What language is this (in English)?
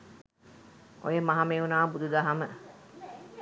Sinhala